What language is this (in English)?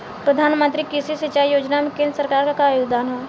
Bhojpuri